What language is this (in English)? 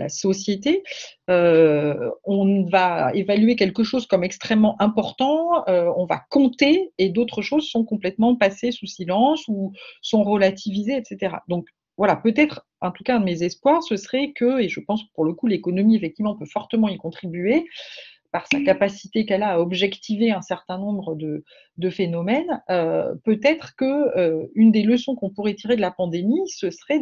French